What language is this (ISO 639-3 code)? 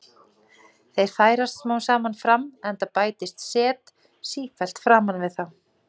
isl